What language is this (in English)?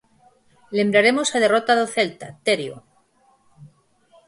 Galician